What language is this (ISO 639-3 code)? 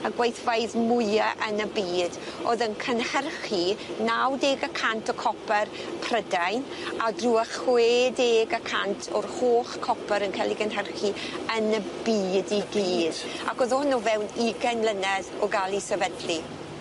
cym